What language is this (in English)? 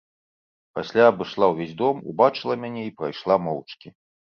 Belarusian